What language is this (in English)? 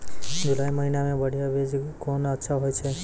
Maithili